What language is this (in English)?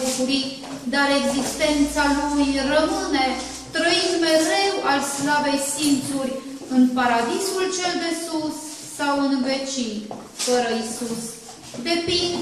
Romanian